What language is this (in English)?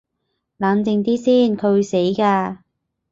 Cantonese